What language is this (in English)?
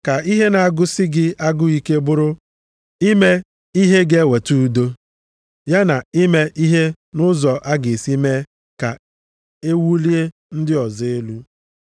Igbo